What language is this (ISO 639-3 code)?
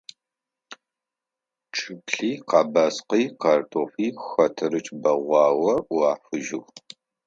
ady